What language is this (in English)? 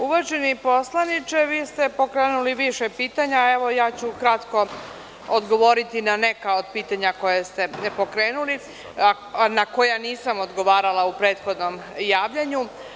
Serbian